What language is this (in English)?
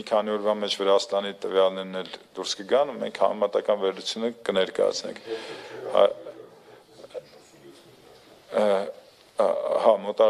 Romanian